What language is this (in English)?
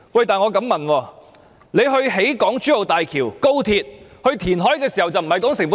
Cantonese